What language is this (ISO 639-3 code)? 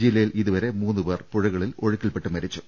mal